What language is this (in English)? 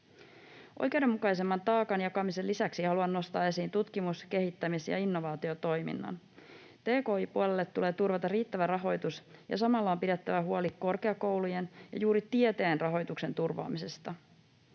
Finnish